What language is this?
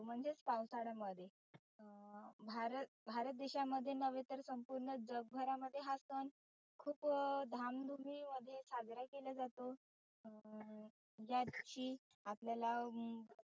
Marathi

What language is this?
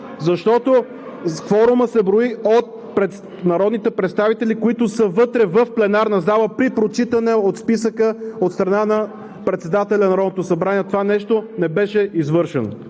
Bulgarian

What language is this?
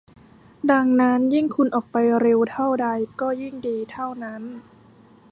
Thai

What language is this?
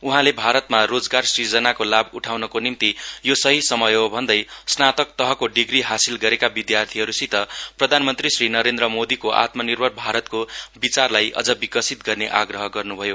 Nepali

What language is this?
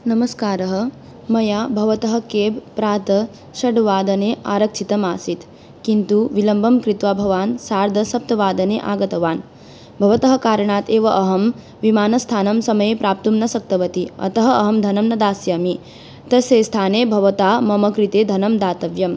Sanskrit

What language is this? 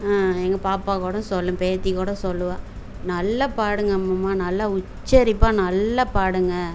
Tamil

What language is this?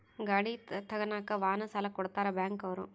Kannada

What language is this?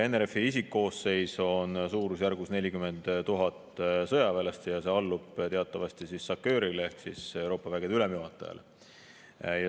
Estonian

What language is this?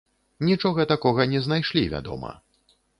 Belarusian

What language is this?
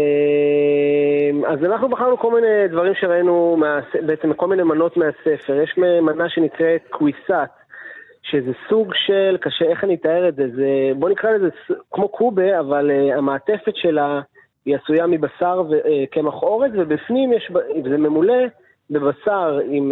Hebrew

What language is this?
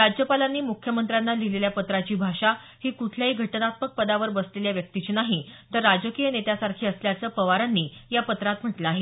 Marathi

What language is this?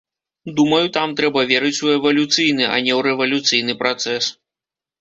Belarusian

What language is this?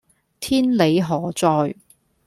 Cantonese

